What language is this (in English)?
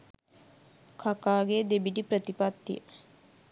Sinhala